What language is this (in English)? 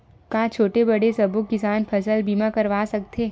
Chhattisgarhi